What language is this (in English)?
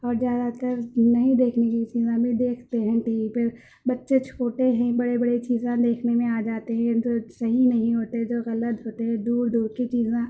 Urdu